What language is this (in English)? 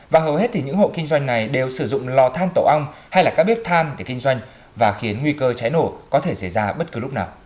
Vietnamese